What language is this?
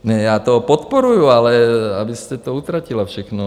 Czech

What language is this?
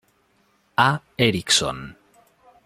Spanish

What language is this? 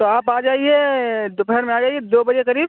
Urdu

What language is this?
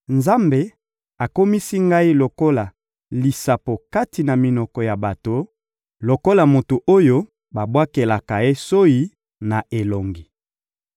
Lingala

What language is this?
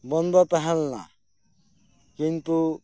Santali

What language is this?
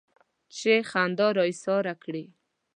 Pashto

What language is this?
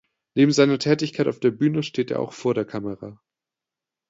German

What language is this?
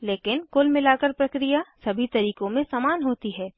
Hindi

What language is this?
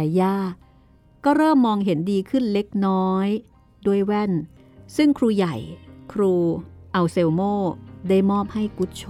Thai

